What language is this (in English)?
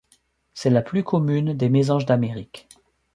French